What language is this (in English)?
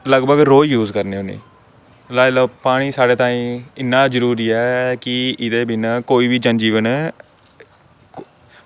Dogri